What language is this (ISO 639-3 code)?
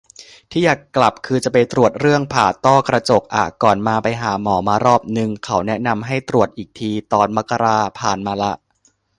tha